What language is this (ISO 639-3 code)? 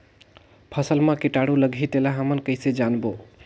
hne